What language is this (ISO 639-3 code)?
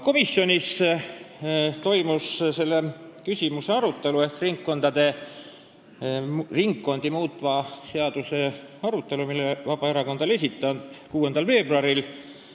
est